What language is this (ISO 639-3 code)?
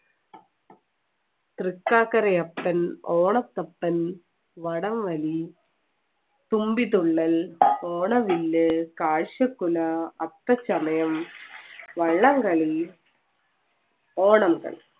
mal